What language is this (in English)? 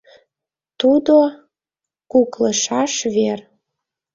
Mari